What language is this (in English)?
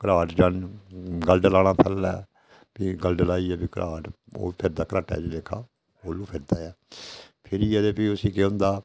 Dogri